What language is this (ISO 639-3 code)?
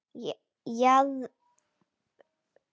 isl